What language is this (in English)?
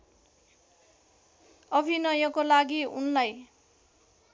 Nepali